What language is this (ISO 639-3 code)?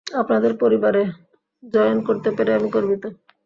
ben